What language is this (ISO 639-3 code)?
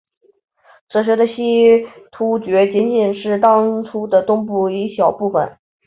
zho